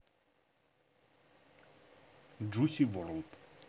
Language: Russian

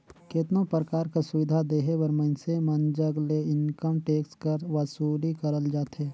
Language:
Chhattisgarhi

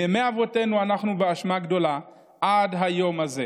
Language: Hebrew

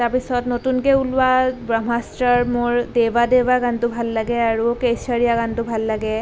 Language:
Assamese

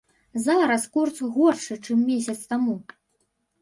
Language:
Belarusian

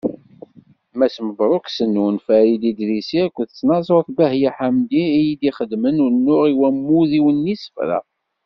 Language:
Kabyle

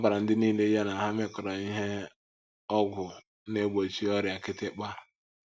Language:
Igbo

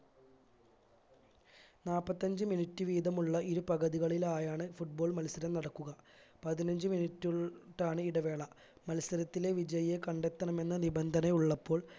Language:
Malayalam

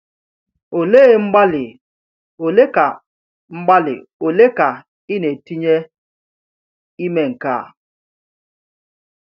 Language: Igbo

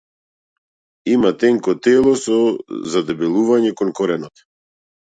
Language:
Macedonian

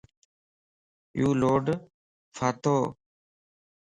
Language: Lasi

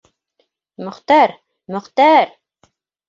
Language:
Bashkir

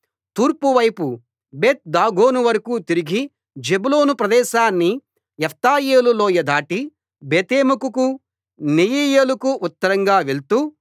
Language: Telugu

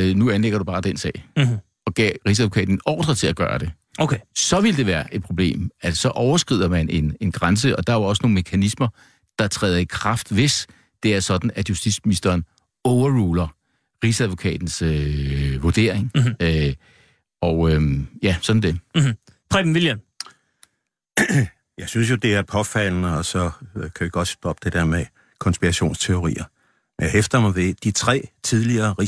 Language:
Danish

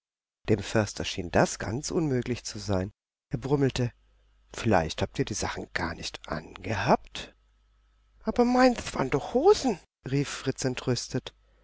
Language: German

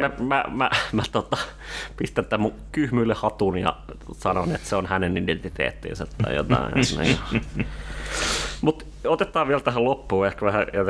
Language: Finnish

